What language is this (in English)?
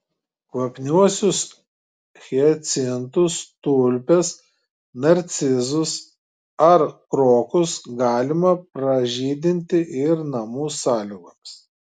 Lithuanian